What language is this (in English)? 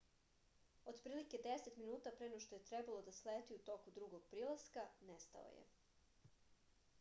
Serbian